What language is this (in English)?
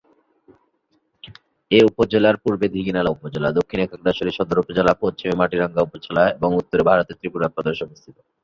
Bangla